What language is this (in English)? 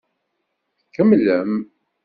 Kabyle